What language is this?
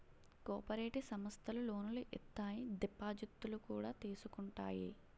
Telugu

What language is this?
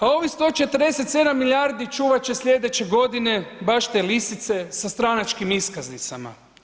Croatian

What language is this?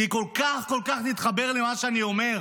Hebrew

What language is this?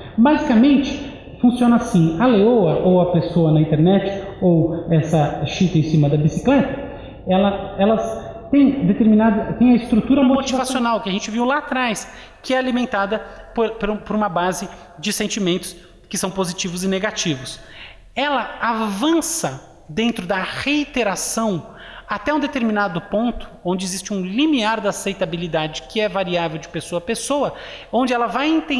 Portuguese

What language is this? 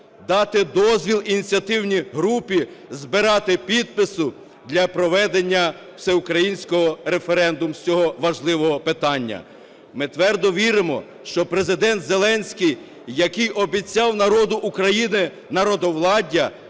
Ukrainian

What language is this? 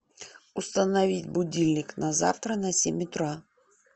Russian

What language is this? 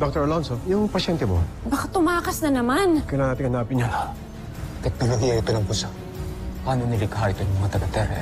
Filipino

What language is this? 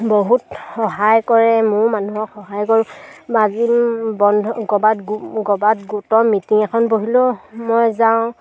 Assamese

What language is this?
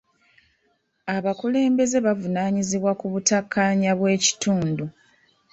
Ganda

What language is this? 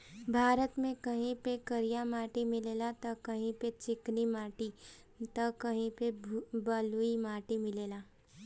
Bhojpuri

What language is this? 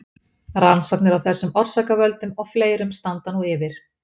Icelandic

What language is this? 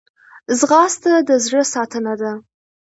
Pashto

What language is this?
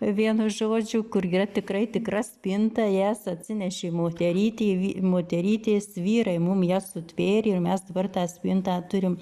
Lithuanian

